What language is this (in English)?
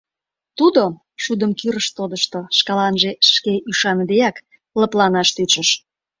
Mari